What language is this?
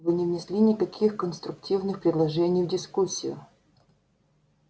Russian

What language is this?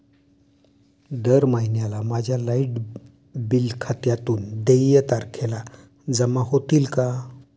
Marathi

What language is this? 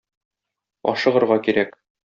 Tatar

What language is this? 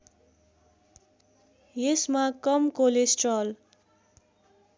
Nepali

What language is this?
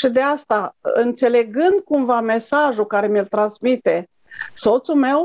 Romanian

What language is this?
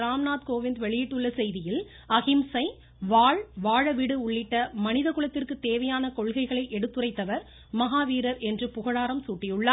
Tamil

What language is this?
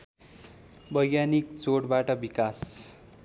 Nepali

